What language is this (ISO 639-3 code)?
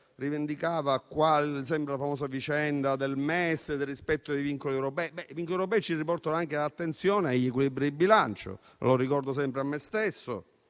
ita